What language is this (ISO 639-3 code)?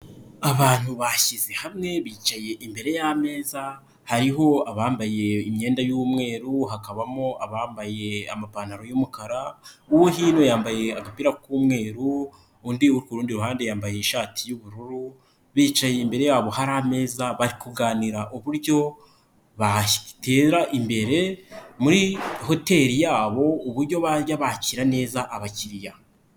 kin